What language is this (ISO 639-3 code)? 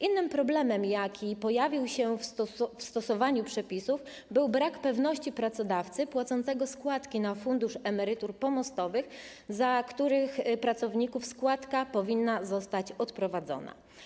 pol